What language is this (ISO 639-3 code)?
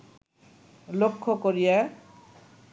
ben